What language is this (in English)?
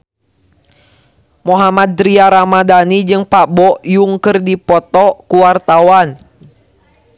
Sundanese